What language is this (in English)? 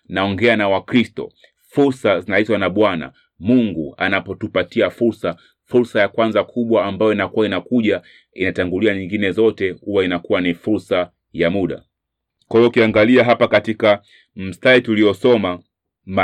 Swahili